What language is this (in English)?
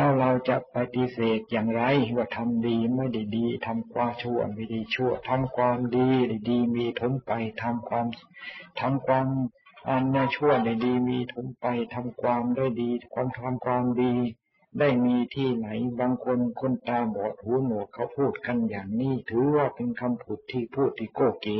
Thai